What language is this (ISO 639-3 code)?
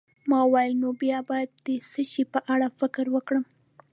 pus